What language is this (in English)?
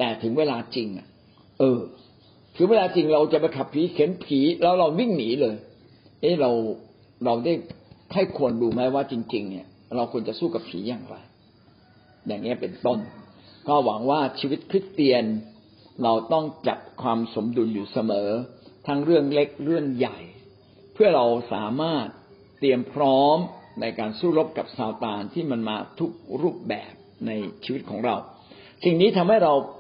Thai